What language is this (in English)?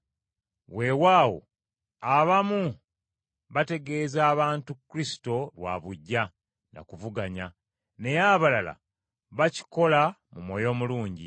Ganda